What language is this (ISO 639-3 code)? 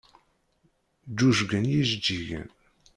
kab